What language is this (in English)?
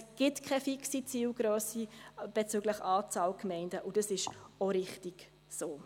Swiss German